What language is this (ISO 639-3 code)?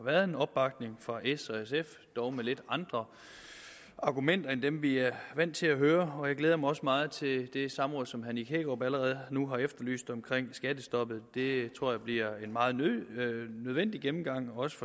dan